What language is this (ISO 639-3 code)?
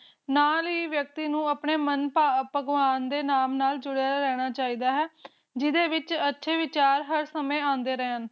pan